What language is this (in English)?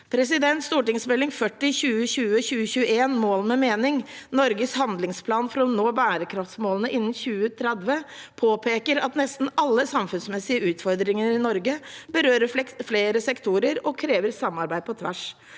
Norwegian